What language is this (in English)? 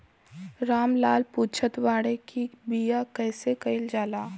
Bhojpuri